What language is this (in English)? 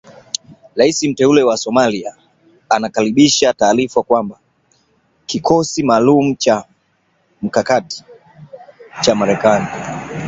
Swahili